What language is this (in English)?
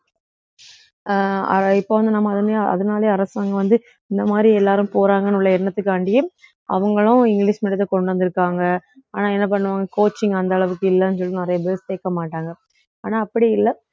Tamil